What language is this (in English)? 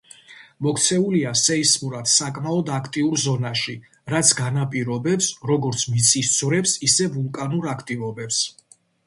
Georgian